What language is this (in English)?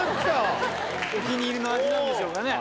Japanese